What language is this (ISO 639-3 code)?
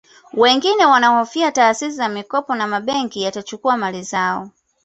swa